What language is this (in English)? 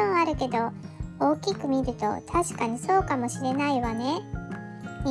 Japanese